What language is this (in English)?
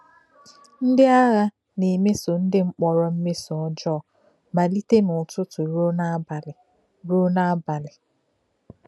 Igbo